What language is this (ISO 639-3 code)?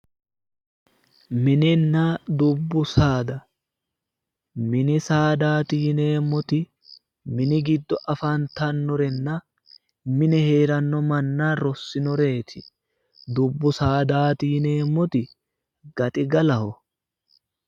sid